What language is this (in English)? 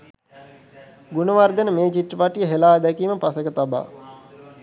Sinhala